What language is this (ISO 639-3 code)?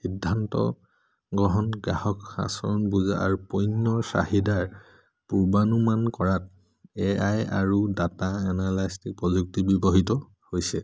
asm